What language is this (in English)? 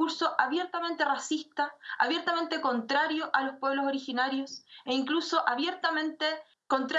Spanish